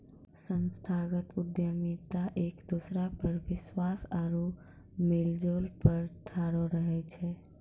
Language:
Maithili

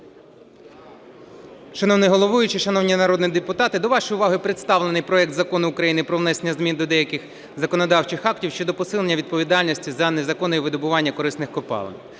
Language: Ukrainian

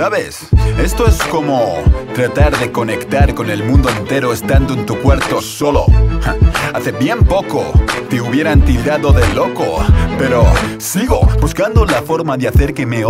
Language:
Spanish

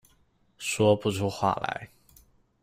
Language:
Chinese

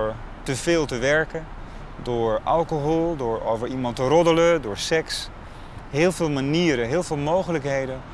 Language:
Dutch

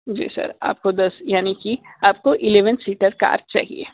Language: Hindi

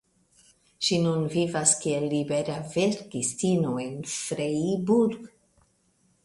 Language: Esperanto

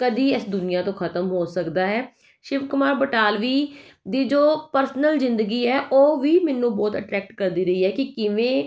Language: Punjabi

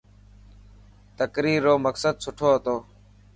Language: Dhatki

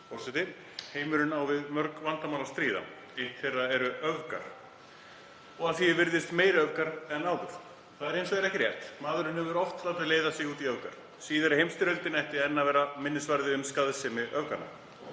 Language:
Icelandic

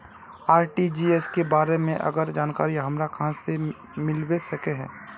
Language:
Magahi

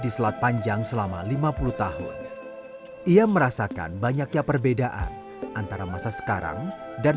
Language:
Indonesian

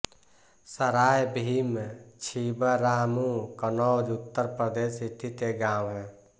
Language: Hindi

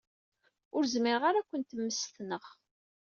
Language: Kabyle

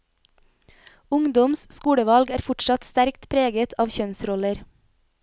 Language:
Norwegian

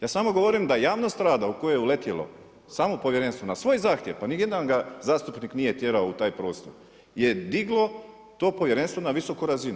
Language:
Croatian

